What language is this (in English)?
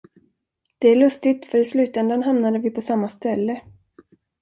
Swedish